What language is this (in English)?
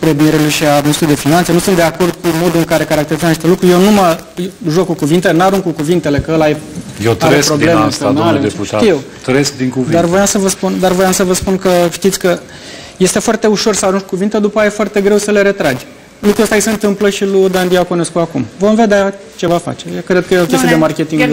Romanian